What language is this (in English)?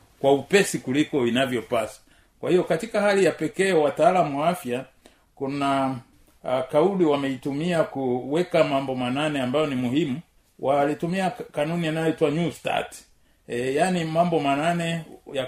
Swahili